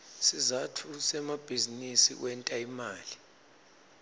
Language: Swati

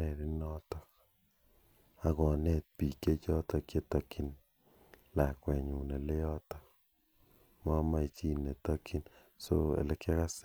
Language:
Kalenjin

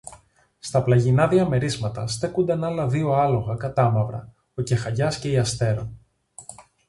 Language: Greek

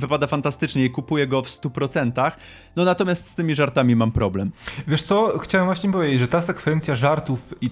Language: Polish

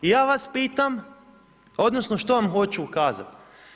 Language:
Croatian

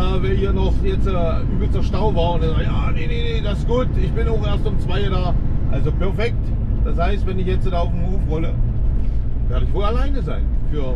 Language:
German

